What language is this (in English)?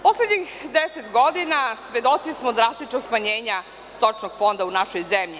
Serbian